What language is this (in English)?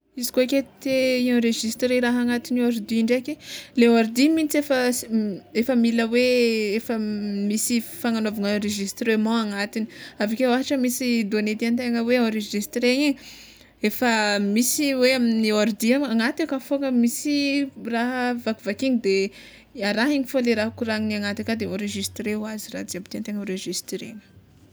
Tsimihety Malagasy